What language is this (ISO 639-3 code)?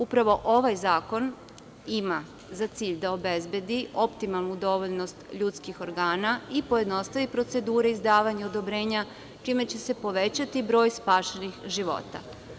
srp